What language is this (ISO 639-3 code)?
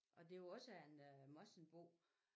dan